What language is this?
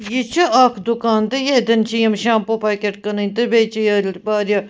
Kashmiri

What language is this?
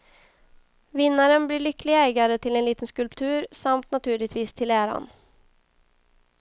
Swedish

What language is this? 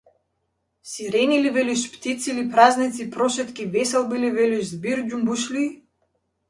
Macedonian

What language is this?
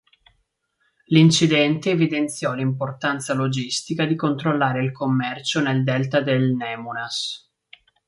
Italian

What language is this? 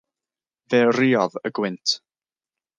Welsh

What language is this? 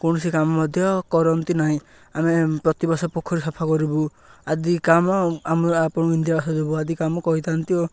Odia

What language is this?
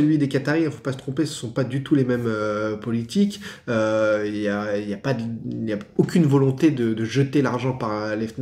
French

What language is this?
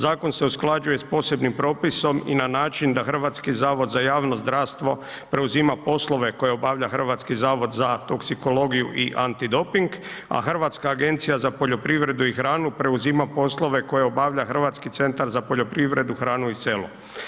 Croatian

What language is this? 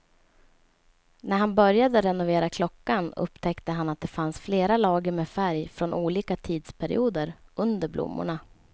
Swedish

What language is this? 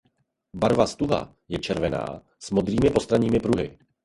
Czech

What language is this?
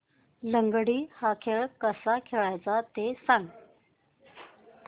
Marathi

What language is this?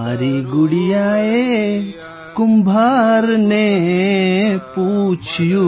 Gujarati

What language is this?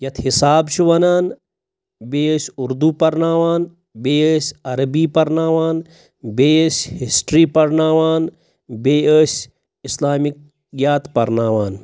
Kashmiri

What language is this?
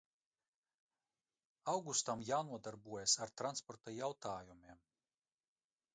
Latvian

